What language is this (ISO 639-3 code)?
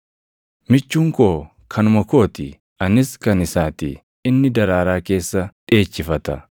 orm